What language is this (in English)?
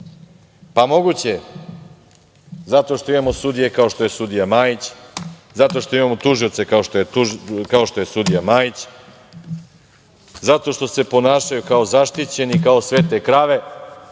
Serbian